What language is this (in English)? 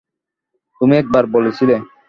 Bangla